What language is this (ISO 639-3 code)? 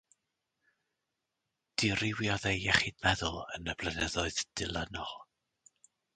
cym